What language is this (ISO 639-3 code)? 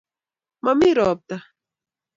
kln